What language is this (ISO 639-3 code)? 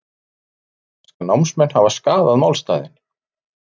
isl